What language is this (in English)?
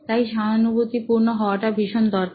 Bangla